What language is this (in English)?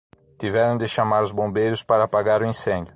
Portuguese